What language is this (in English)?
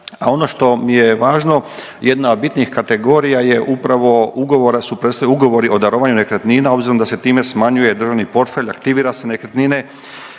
Croatian